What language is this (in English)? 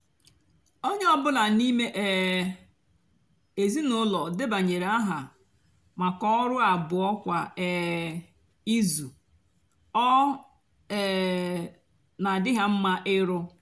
Igbo